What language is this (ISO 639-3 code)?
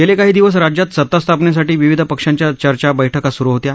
mar